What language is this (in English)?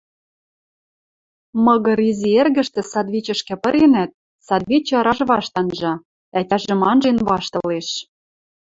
Western Mari